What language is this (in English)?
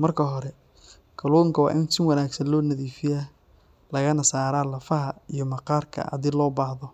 Somali